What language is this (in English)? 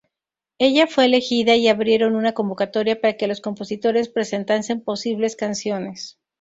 Spanish